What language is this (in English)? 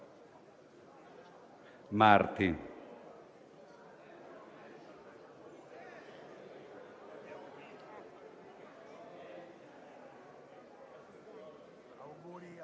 Italian